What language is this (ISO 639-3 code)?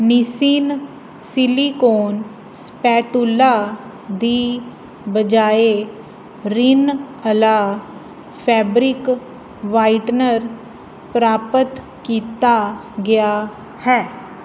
pan